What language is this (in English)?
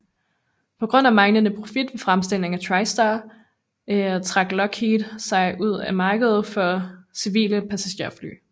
Danish